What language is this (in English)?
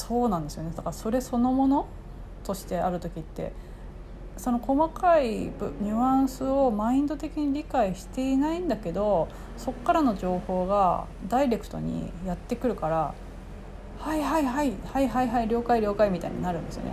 Japanese